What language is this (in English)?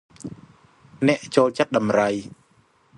Khmer